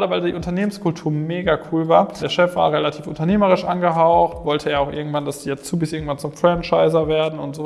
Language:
German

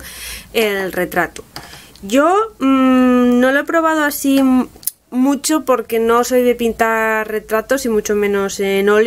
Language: Spanish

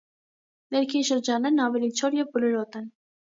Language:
Armenian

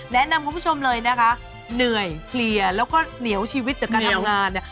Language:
Thai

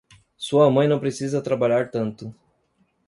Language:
Portuguese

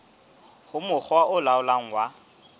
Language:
Southern Sotho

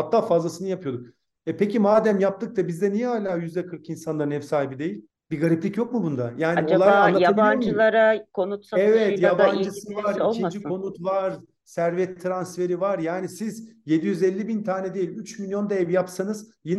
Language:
Turkish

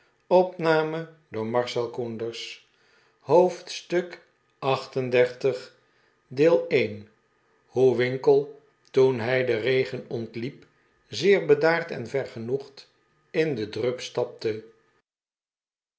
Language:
Dutch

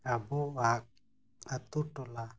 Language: Santali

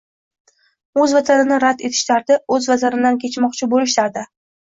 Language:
Uzbek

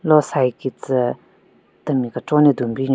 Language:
Southern Rengma Naga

